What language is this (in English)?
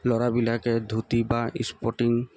Assamese